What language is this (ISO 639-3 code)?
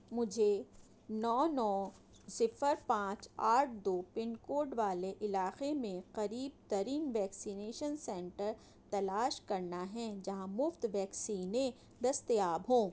urd